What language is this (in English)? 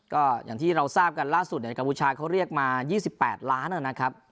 Thai